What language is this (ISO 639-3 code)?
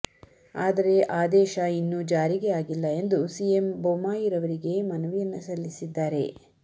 kan